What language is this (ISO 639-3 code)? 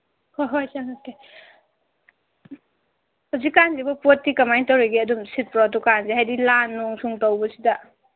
mni